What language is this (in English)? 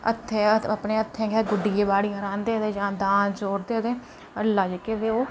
Dogri